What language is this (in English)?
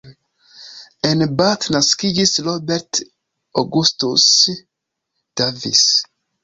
Esperanto